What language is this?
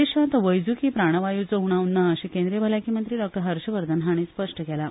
Konkani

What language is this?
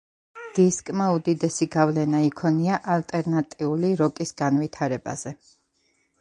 Georgian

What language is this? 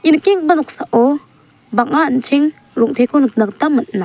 Garo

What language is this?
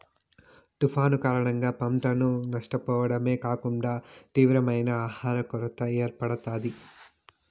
Telugu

